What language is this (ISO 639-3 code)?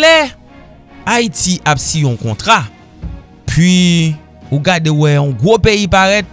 fra